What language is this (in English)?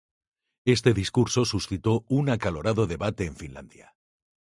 Spanish